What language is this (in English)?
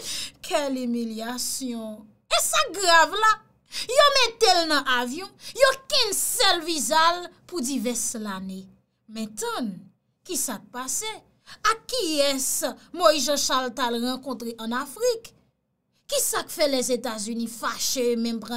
French